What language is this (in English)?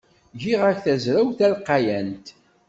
Kabyle